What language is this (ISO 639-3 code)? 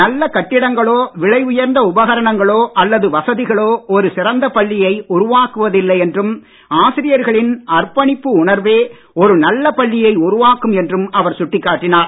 tam